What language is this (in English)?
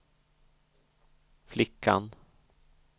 Swedish